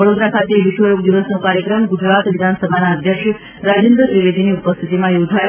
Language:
Gujarati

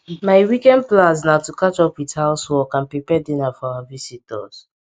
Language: Nigerian Pidgin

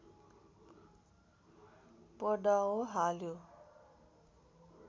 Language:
Nepali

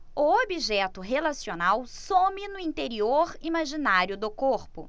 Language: Portuguese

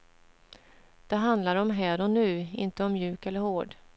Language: Swedish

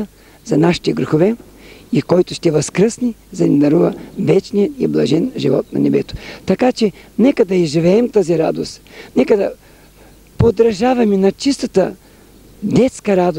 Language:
Bulgarian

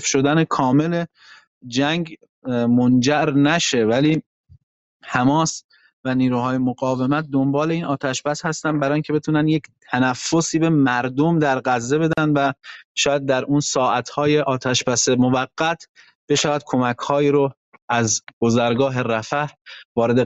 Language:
Persian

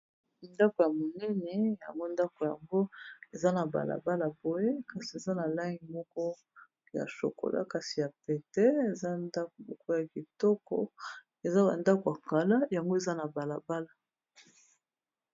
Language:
Lingala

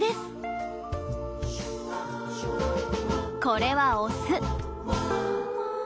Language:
Japanese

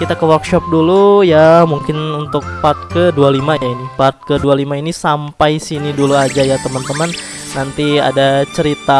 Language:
Indonesian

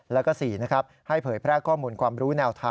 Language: Thai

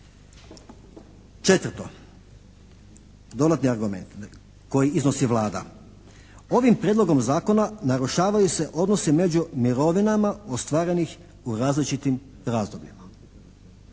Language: Croatian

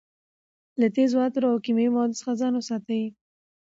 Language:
Pashto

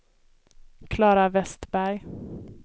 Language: Swedish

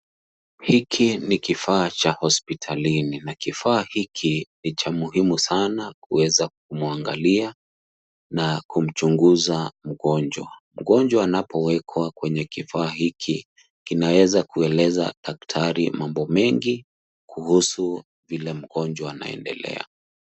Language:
Swahili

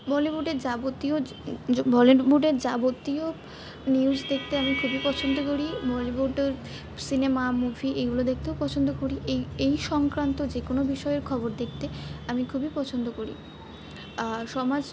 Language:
Bangla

